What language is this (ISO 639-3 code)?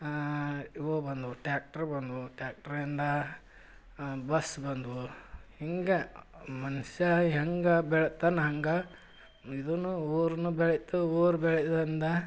kan